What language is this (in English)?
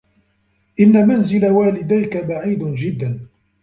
Arabic